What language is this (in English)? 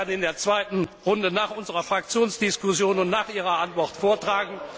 German